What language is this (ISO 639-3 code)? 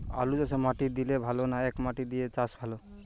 ben